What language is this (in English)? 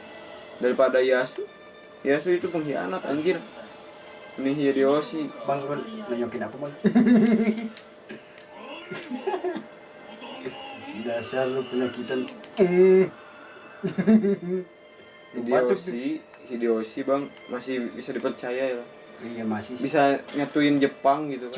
Indonesian